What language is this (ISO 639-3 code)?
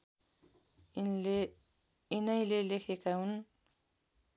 nep